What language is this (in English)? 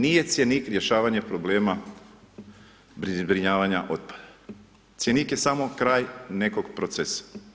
Croatian